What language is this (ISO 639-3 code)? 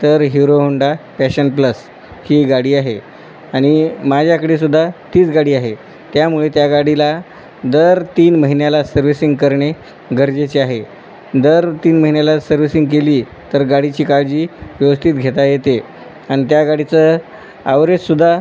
mar